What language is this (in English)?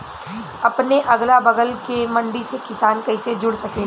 Bhojpuri